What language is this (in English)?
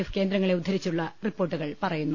Malayalam